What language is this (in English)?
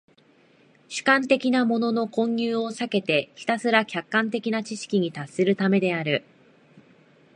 Japanese